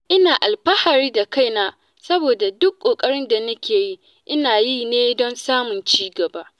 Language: Hausa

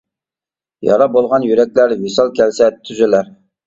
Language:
Uyghur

